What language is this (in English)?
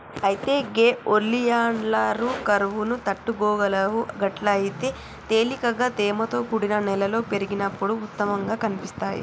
Telugu